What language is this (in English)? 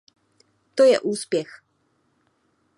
Czech